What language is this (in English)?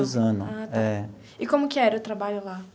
Portuguese